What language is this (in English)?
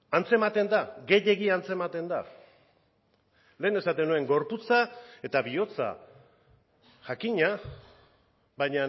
Basque